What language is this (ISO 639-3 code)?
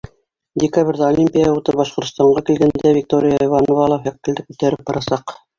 bak